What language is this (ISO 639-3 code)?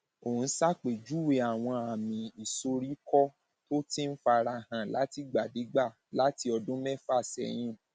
yor